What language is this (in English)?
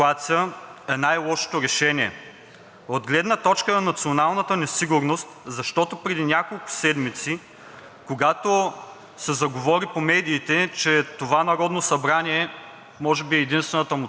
Bulgarian